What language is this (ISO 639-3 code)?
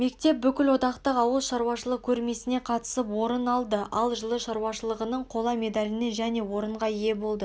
kaz